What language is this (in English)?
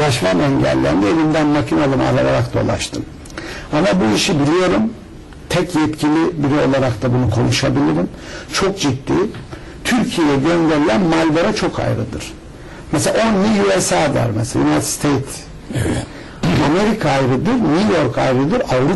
Turkish